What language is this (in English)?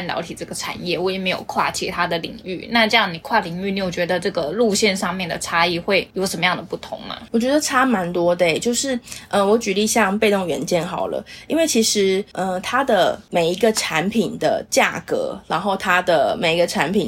Chinese